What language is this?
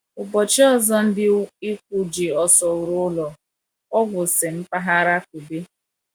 Igbo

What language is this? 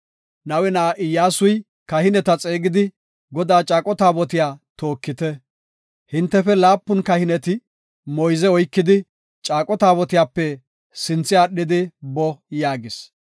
Gofa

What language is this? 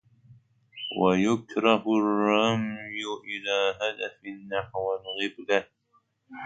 Arabic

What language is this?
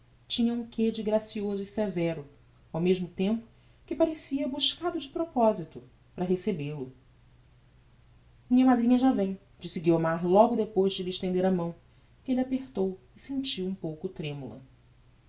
Portuguese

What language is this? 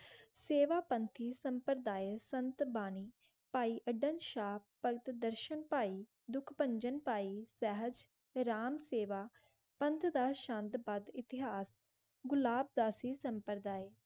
Punjabi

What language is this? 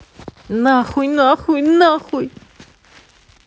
Russian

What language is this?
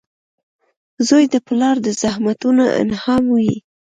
Pashto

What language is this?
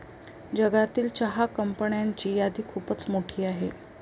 Marathi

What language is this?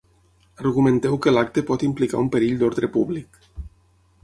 Catalan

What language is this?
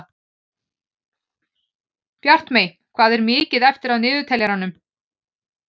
Icelandic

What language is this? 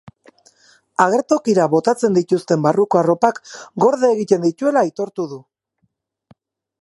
Basque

